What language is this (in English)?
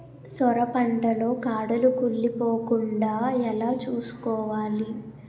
Telugu